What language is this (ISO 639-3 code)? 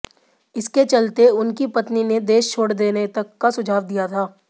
hin